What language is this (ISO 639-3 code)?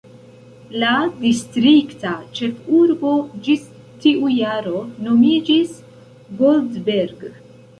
epo